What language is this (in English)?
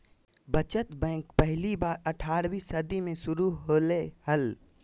Magahi